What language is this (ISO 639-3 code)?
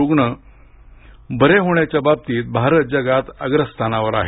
mar